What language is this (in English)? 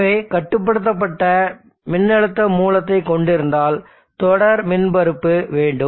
Tamil